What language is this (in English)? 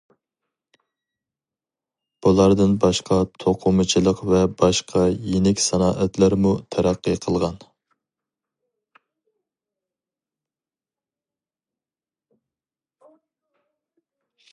Uyghur